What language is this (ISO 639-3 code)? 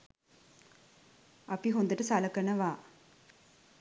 sin